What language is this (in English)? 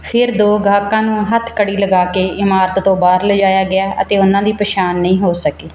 Punjabi